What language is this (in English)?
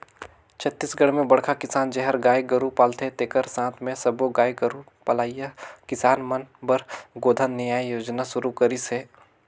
Chhattisgarhi